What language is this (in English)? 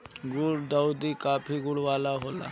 Bhojpuri